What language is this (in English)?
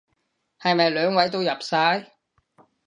Cantonese